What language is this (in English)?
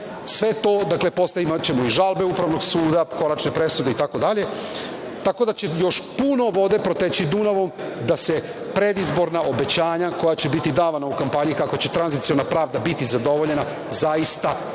Serbian